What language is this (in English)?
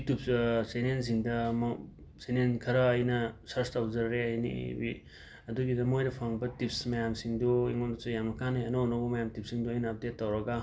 Manipuri